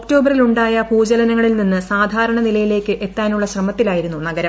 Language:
Malayalam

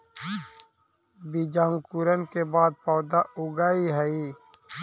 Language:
Magahi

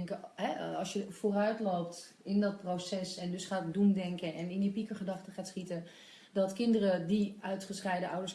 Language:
Dutch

